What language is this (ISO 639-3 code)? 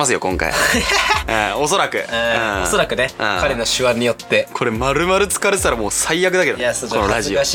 jpn